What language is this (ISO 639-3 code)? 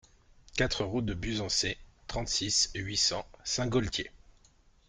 fra